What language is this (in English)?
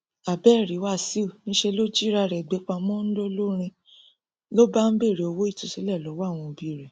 Yoruba